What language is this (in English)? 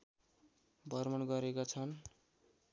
Nepali